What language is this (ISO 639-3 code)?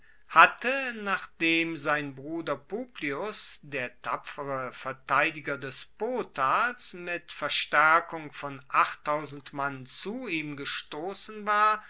deu